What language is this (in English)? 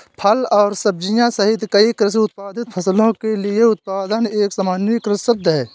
Hindi